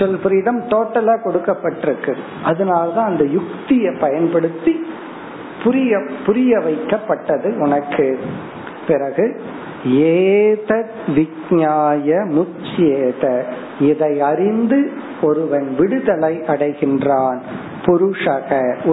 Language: Tamil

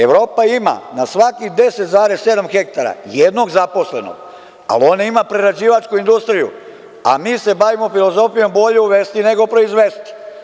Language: Serbian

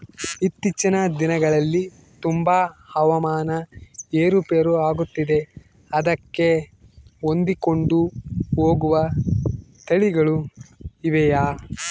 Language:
Kannada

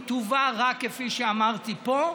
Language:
Hebrew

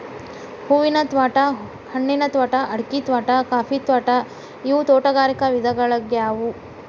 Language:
Kannada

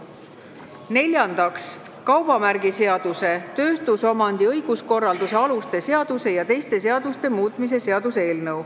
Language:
Estonian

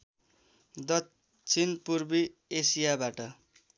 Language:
Nepali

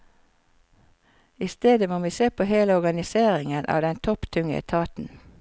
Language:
Norwegian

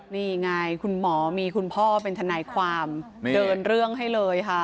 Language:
Thai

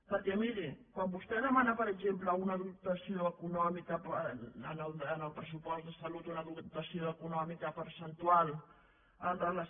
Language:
Catalan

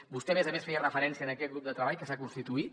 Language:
Catalan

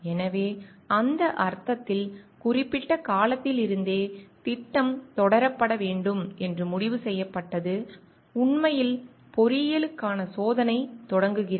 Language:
Tamil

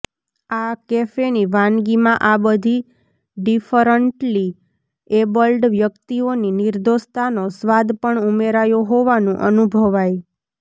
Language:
Gujarati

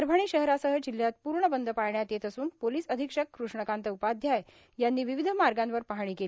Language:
Marathi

